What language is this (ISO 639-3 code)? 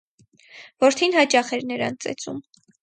hye